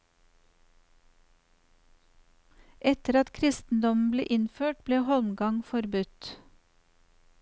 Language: Norwegian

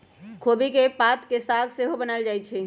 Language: Magahi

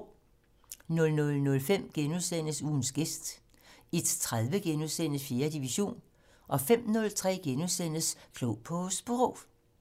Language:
Danish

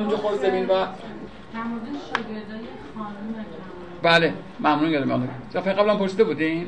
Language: Persian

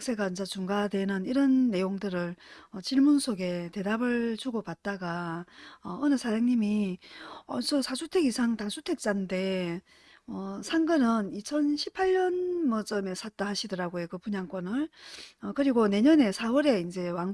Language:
Korean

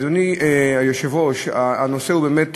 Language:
Hebrew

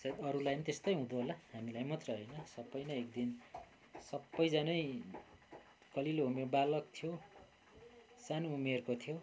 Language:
Nepali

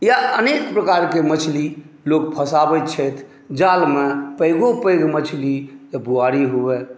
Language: Maithili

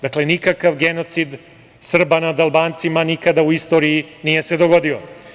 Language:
Serbian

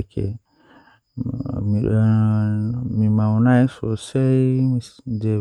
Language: Western Niger Fulfulde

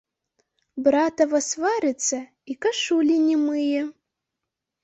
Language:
Belarusian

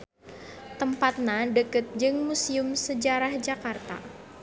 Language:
Sundanese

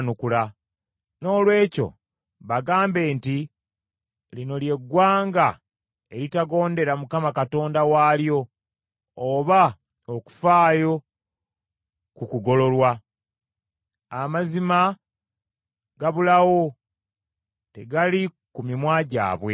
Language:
Ganda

